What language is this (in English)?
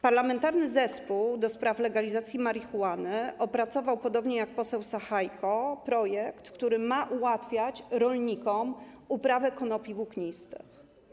Polish